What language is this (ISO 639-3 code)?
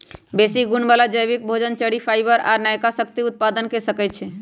mag